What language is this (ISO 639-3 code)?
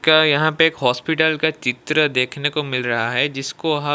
hin